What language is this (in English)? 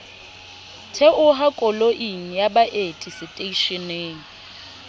Southern Sotho